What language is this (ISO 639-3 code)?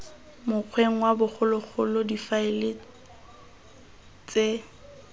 tsn